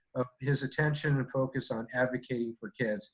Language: English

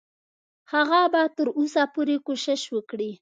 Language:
Pashto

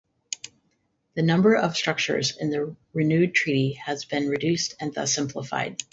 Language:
English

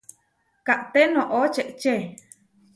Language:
Huarijio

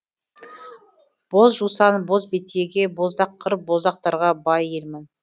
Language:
Kazakh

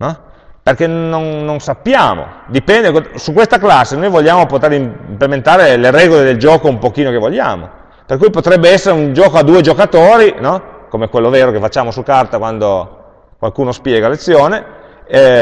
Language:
Italian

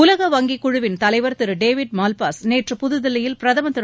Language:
Tamil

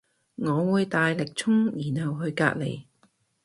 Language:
Cantonese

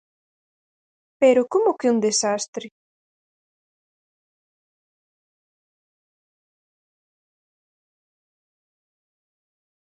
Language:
Galician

